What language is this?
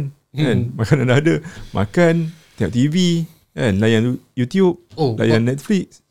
Malay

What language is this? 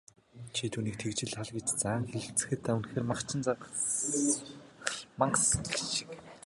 Mongolian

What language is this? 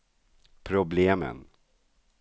Swedish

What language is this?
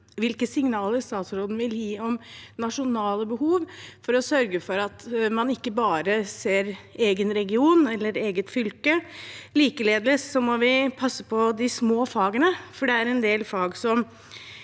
Norwegian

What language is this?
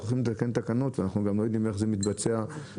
Hebrew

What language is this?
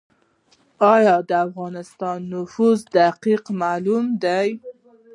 Pashto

